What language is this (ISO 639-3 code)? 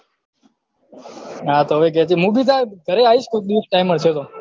guj